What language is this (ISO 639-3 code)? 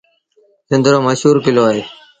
sbn